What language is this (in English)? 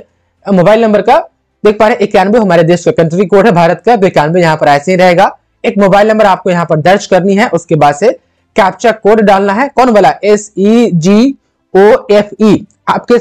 Hindi